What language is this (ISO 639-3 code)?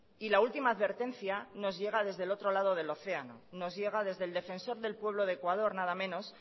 spa